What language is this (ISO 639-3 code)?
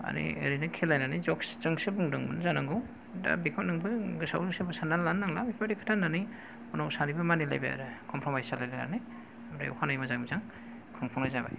brx